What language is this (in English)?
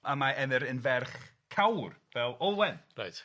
Welsh